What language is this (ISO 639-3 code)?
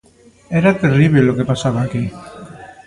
glg